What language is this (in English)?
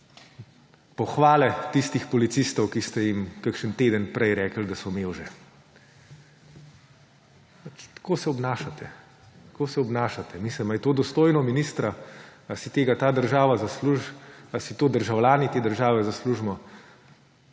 Slovenian